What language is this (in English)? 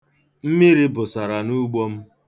Igbo